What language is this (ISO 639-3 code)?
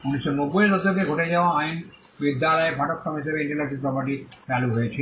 ben